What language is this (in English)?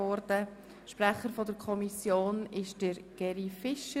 Swiss German